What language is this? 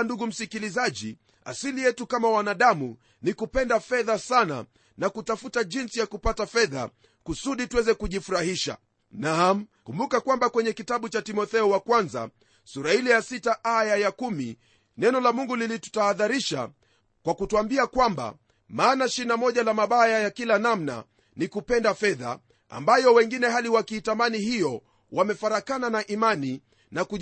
Swahili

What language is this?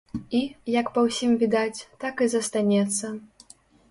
Belarusian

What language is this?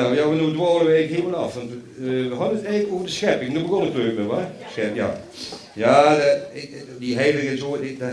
Dutch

